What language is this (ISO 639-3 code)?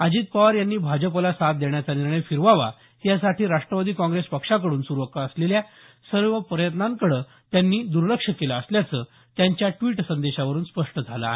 mar